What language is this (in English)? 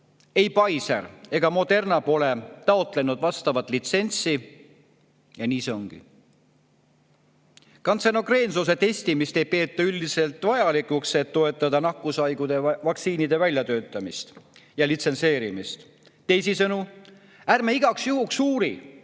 Estonian